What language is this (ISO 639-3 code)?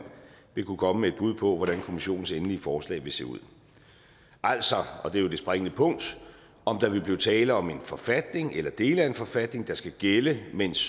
dan